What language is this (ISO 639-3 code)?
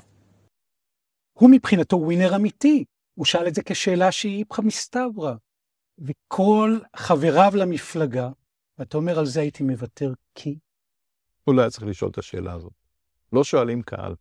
heb